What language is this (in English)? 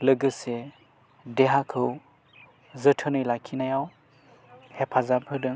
Bodo